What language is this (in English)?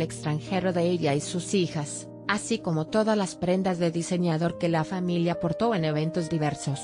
Spanish